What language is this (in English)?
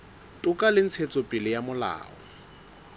Southern Sotho